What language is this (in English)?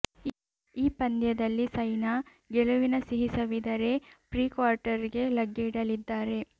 Kannada